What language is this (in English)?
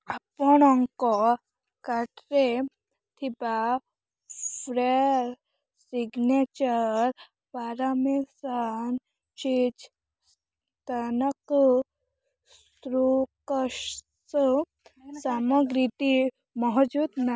Odia